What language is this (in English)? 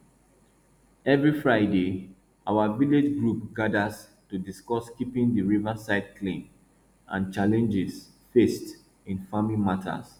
Nigerian Pidgin